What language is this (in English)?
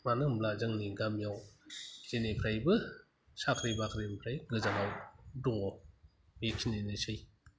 Bodo